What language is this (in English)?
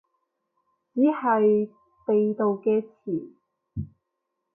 Cantonese